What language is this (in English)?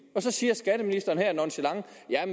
Danish